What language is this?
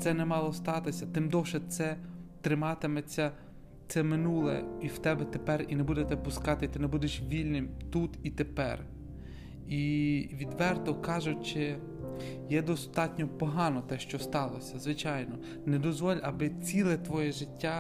Ukrainian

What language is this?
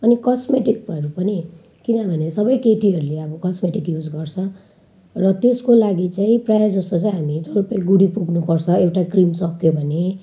Nepali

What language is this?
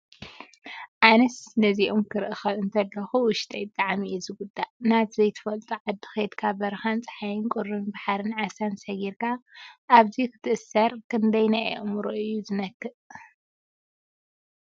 Tigrinya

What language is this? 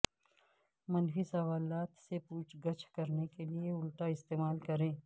Urdu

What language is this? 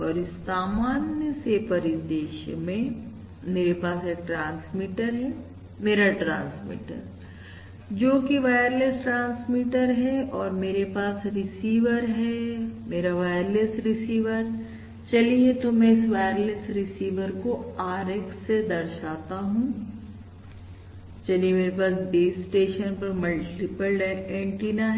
Hindi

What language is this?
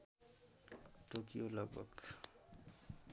Nepali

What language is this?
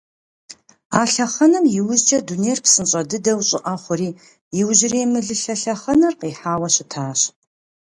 Kabardian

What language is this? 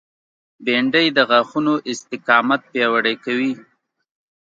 Pashto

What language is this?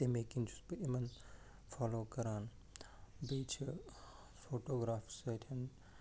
Kashmiri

